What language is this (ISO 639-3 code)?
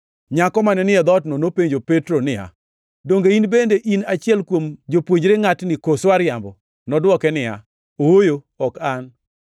luo